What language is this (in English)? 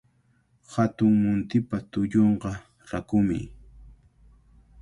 Cajatambo North Lima Quechua